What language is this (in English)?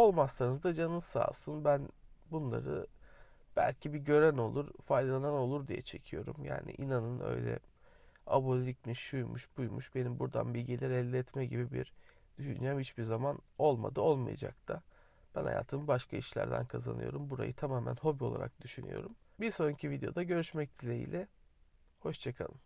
Turkish